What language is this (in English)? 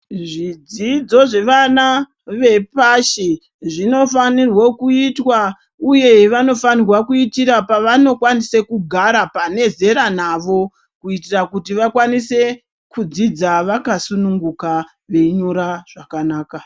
Ndau